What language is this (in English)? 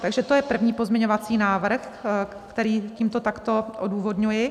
Czech